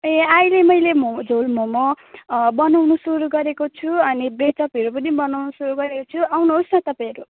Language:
Nepali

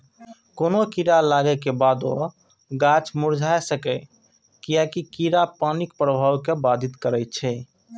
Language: Maithili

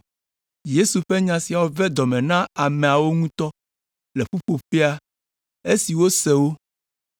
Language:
Ewe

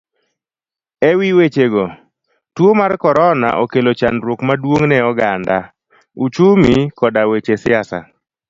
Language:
Luo (Kenya and Tanzania)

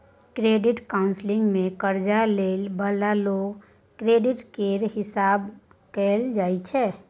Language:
Maithili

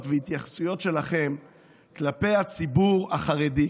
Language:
Hebrew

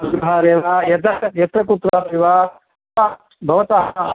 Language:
Sanskrit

